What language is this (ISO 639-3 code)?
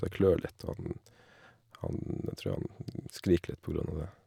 nor